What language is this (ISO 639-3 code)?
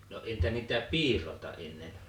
fin